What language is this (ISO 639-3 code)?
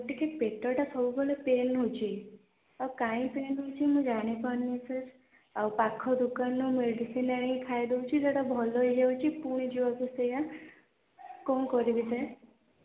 ori